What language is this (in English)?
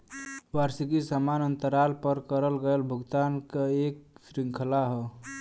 Bhojpuri